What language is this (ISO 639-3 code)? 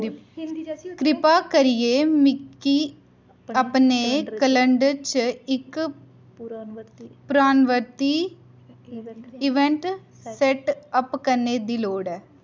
doi